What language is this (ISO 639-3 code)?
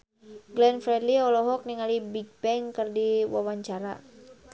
sun